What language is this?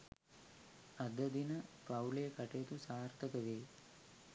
Sinhala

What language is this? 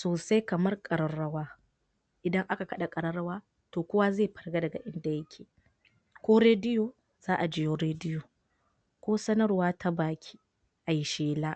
Hausa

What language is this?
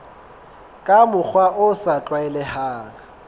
Southern Sotho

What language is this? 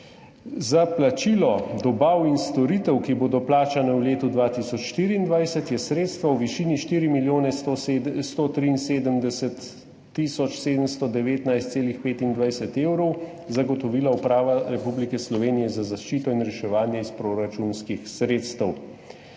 Slovenian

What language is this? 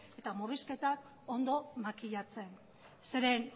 Basque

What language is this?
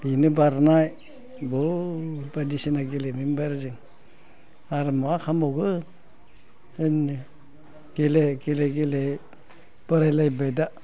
Bodo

